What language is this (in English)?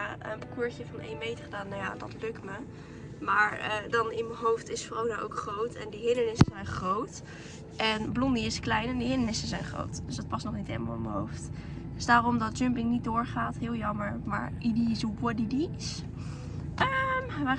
Dutch